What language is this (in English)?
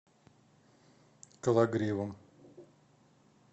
Russian